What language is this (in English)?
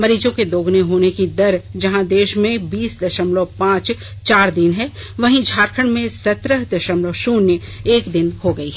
Hindi